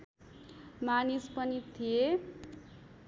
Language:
Nepali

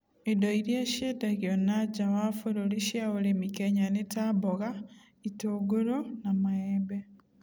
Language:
Kikuyu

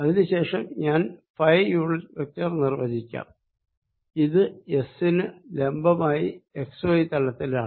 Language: Malayalam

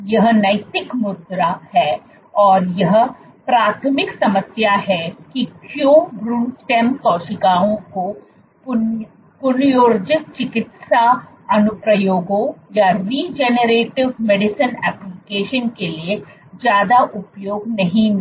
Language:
Hindi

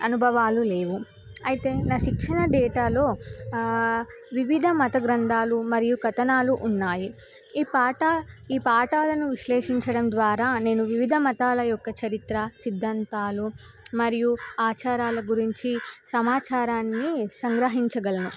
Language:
Telugu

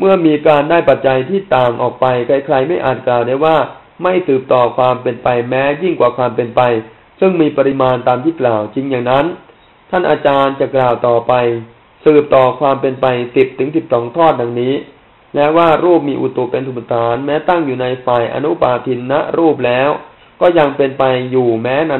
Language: Thai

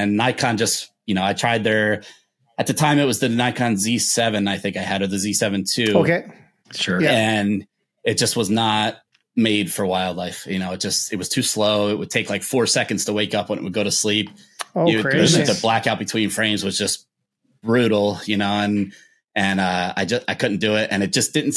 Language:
English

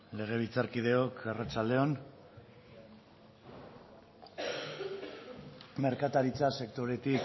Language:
Basque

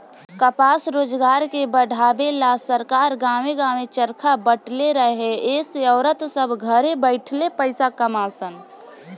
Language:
Bhojpuri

